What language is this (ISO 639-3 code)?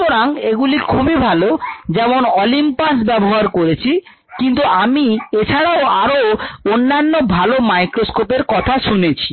ben